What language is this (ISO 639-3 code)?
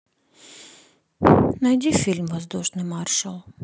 rus